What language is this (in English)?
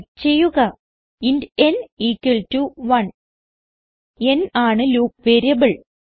Malayalam